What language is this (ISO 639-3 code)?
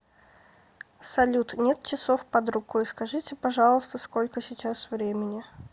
rus